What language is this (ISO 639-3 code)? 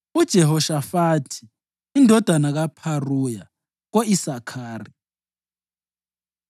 nde